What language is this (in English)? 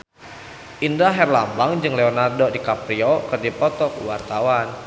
Sundanese